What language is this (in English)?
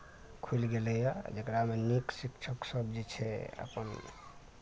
Maithili